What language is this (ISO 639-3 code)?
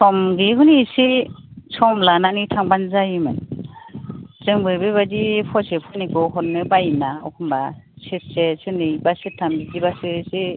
brx